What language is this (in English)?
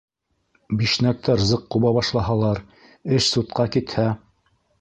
Bashkir